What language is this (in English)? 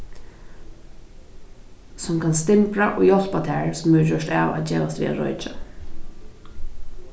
Faroese